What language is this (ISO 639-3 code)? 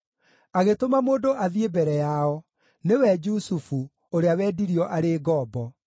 kik